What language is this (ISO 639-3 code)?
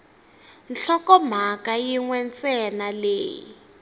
tso